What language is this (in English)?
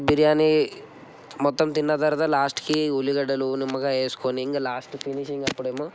Telugu